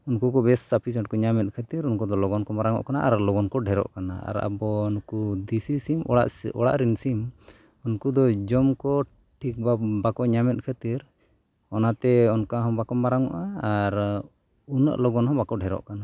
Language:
Santali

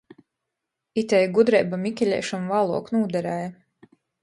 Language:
Latgalian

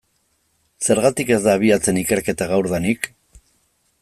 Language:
Basque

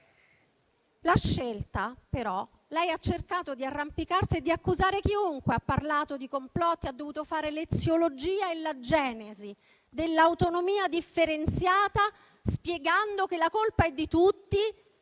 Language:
Italian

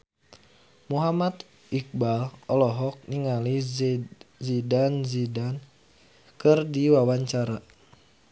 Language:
Sundanese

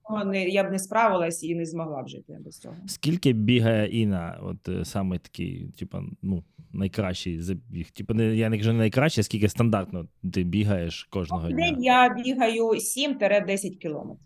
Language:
Ukrainian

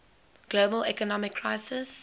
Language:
English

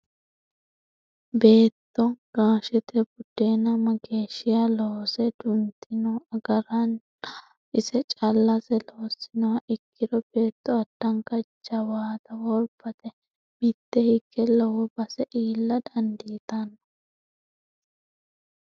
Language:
Sidamo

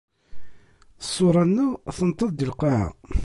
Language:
Kabyle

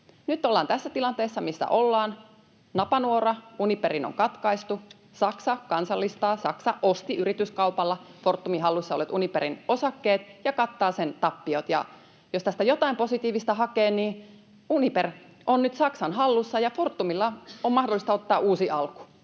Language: Finnish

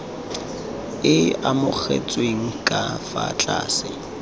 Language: Tswana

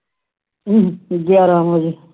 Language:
Punjabi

